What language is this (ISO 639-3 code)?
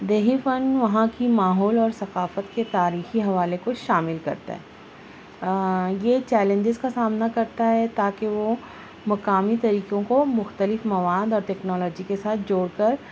urd